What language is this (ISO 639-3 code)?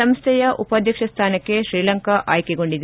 kan